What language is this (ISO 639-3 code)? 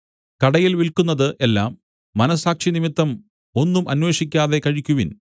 mal